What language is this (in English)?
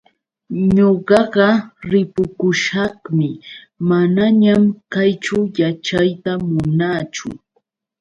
Yauyos Quechua